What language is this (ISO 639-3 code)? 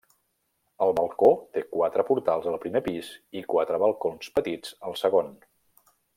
cat